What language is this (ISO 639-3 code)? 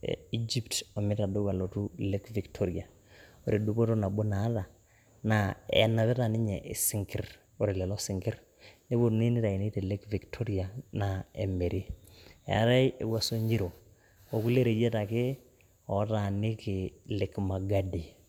mas